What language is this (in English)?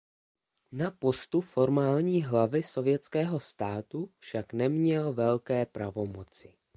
Czech